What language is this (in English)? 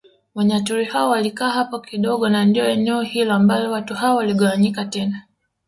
Swahili